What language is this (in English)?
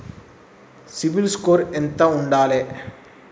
Telugu